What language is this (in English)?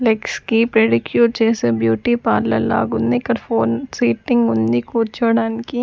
Telugu